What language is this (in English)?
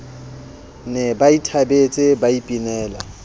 Southern Sotho